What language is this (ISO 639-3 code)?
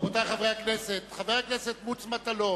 heb